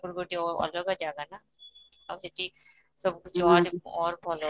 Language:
Odia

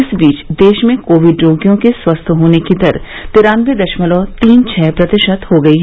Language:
Hindi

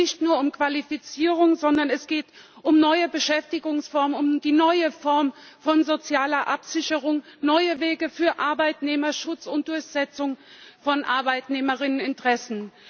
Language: German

